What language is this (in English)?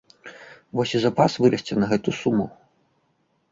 Belarusian